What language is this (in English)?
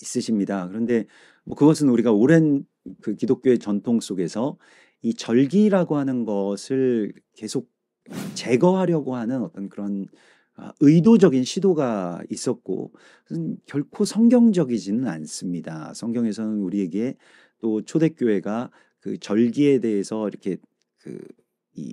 Korean